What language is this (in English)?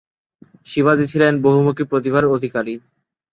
Bangla